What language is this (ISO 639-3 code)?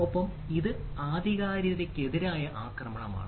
mal